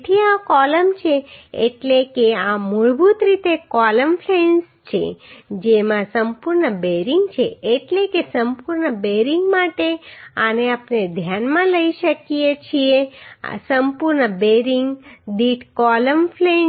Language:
Gujarati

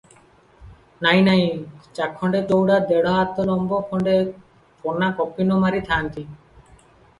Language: Odia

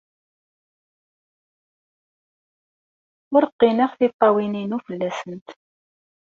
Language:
Kabyle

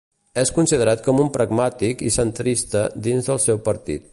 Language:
Catalan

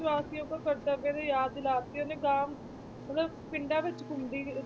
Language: Punjabi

